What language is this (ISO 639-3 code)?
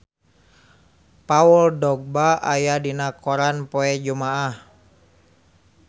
sun